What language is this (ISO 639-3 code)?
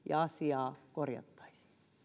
fin